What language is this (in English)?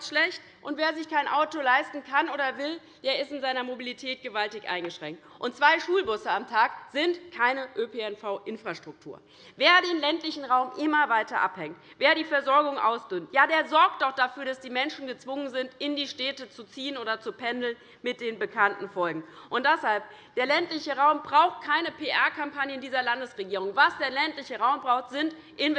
German